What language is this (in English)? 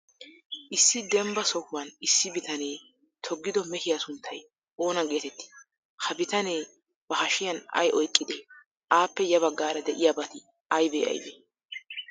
Wolaytta